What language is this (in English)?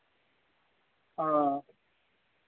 Dogri